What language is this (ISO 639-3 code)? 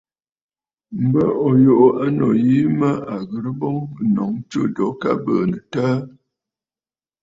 bfd